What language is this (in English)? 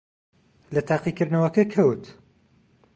Central Kurdish